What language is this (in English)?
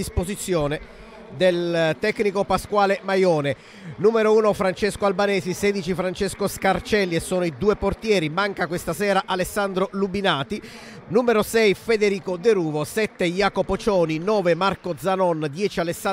Italian